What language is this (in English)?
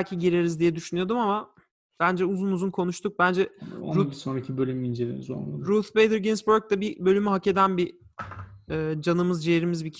Turkish